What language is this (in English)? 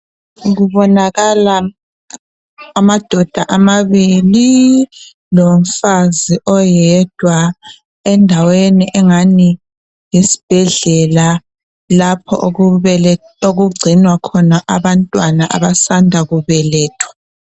North Ndebele